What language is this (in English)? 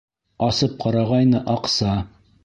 Bashkir